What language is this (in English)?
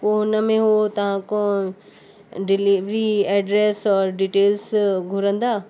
Sindhi